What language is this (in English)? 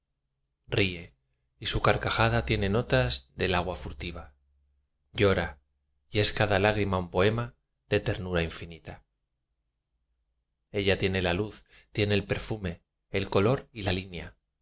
Spanish